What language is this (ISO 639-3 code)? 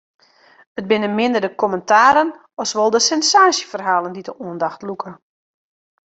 fry